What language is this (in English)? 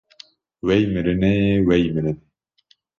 Kurdish